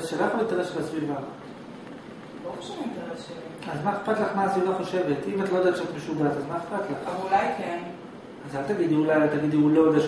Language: Hebrew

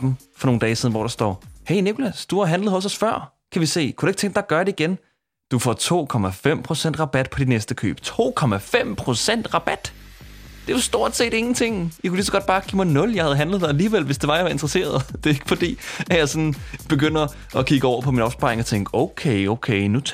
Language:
Danish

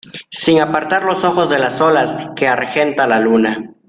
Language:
Spanish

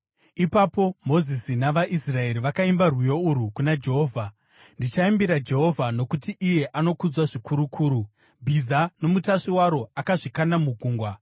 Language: Shona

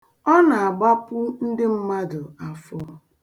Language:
Igbo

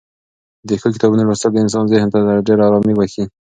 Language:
Pashto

